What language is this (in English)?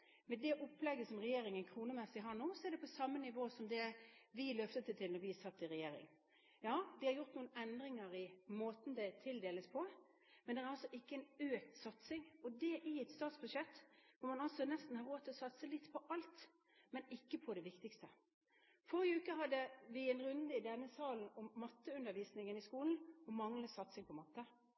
Norwegian Bokmål